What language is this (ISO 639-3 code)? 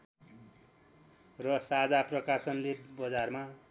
nep